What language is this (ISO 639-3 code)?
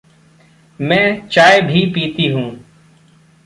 hin